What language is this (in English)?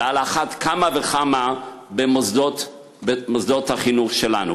Hebrew